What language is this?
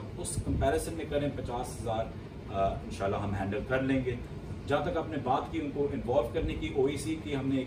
Urdu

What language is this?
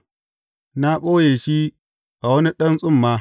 Hausa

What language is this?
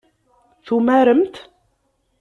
Kabyle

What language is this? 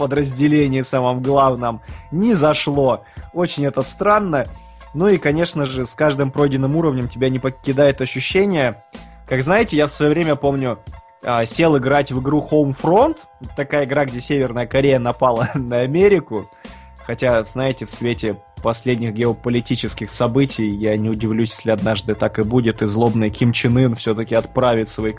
Russian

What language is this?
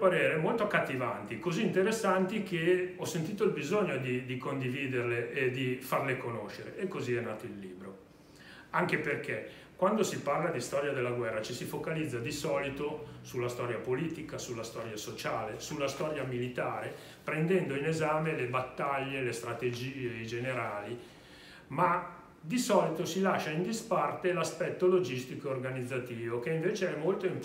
Italian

